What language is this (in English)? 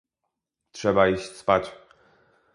Polish